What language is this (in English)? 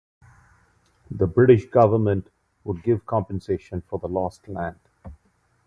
English